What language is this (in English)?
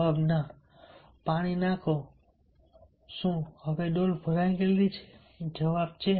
Gujarati